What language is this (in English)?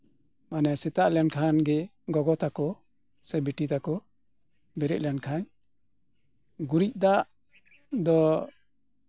Santali